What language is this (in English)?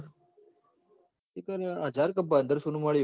Gujarati